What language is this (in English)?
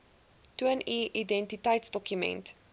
Afrikaans